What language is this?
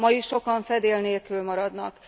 Hungarian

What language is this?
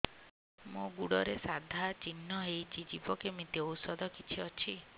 Odia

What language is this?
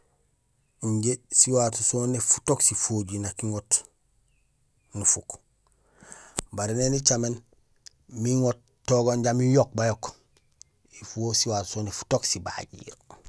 Gusilay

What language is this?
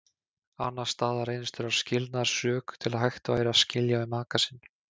Icelandic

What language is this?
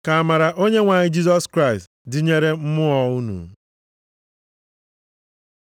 Igbo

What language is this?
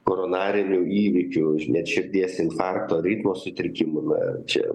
Lithuanian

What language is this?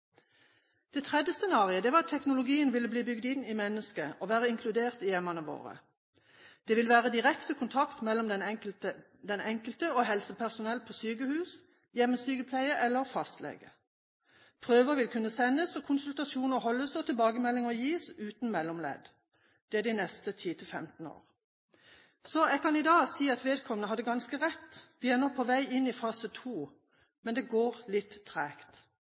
Norwegian Bokmål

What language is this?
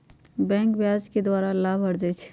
Magahi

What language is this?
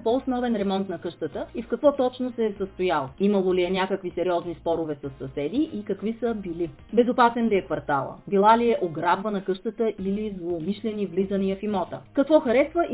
Bulgarian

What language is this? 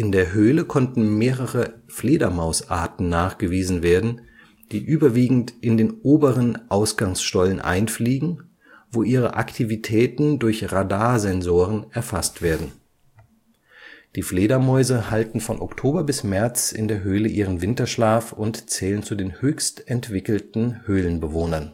German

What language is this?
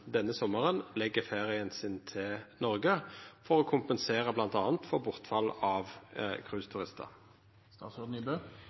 Norwegian Nynorsk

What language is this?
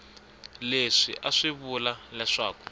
Tsonga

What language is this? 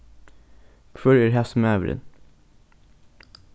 Faroese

